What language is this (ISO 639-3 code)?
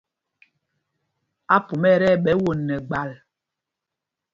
mgg